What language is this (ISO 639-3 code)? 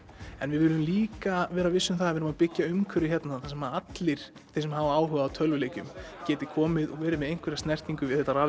isl